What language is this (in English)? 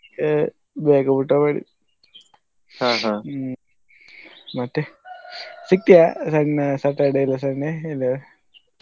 Kannada